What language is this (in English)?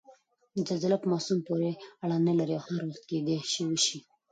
Pashto